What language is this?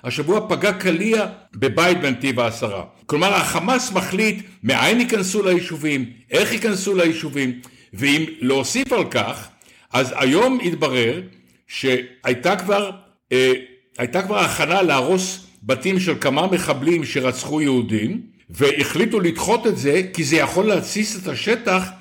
Hebrew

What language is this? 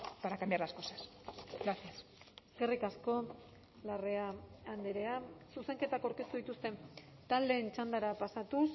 Basque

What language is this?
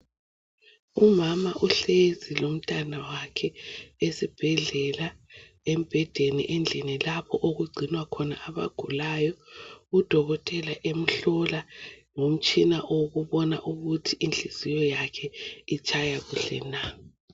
North Ndebele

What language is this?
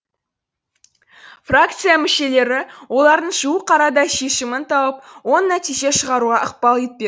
Kazakh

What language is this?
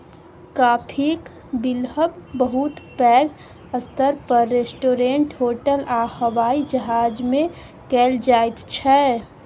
Maithili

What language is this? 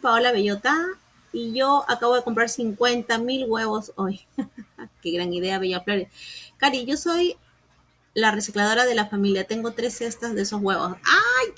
Spanish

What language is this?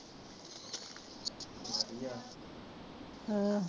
Punjabi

